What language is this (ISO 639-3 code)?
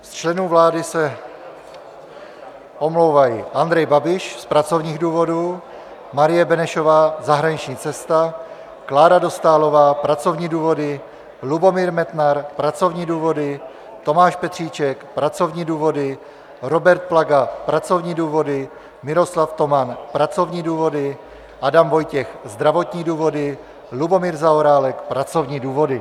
ces